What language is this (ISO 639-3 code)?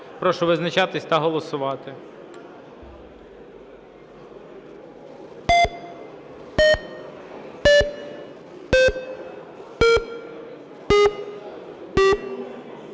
ukr